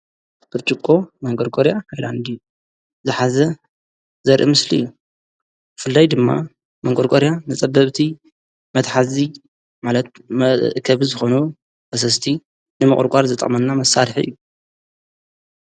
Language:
Tigrinya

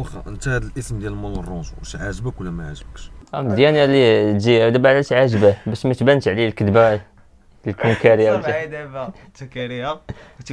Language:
Arabic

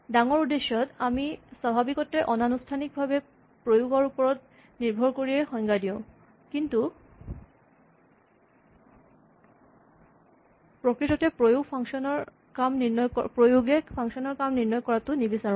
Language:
Assamese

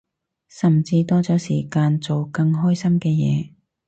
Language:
Cantonese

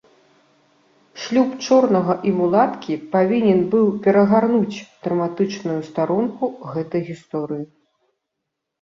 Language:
Belarusian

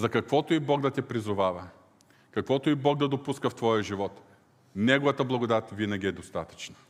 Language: Bulgarian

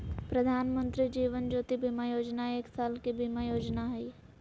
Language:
Magahi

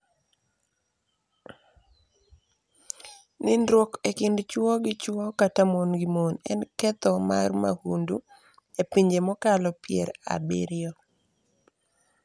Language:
Luo (Kenya and Tanzania)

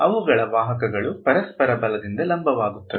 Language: Kannada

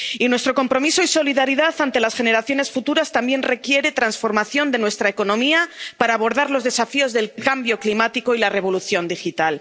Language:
Spanish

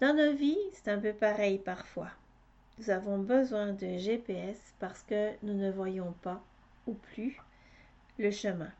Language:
French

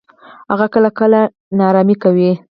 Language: Pashto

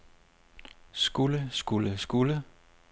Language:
Danish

